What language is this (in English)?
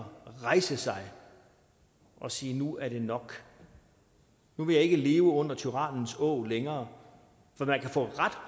Danish